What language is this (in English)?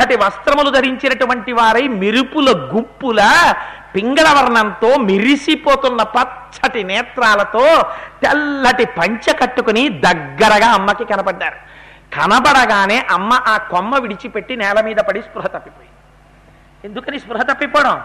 Telugu